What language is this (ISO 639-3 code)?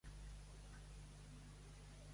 cat